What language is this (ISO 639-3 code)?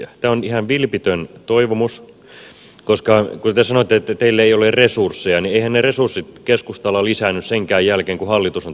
fin